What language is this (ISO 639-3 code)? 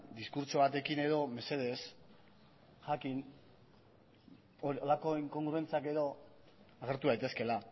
eus